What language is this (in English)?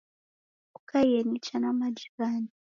Taita